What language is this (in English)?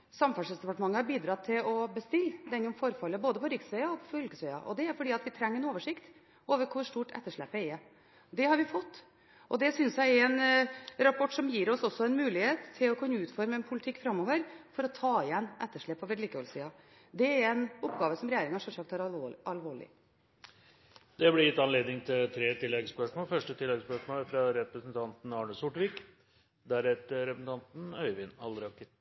Norwegian Bokmål